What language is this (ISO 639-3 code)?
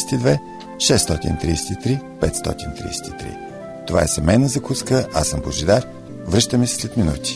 bul